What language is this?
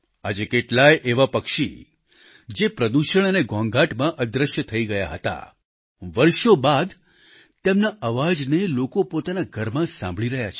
Gujarati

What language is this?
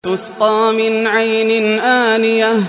Arabic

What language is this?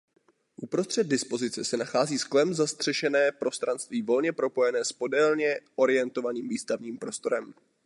Czech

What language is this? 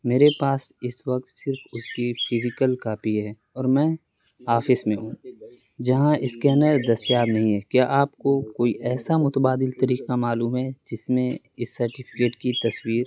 Urdu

